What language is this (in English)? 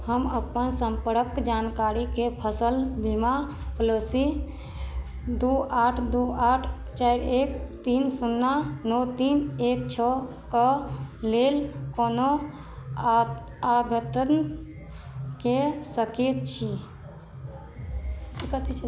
Maithili